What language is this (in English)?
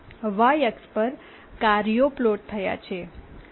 Gujarati